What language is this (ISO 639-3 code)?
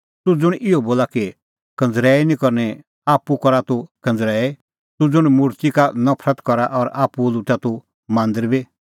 kfx